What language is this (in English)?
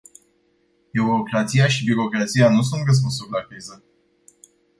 Romanian